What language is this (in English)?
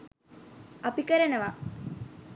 Sinhala